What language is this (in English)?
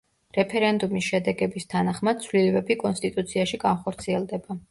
Georgian